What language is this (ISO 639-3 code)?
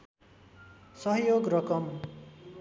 nep